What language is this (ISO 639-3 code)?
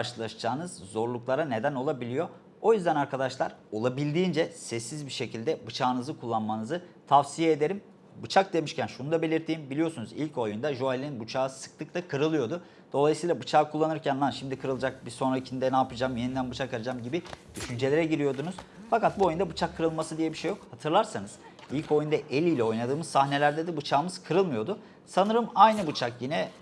tur